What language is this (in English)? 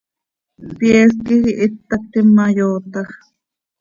Seri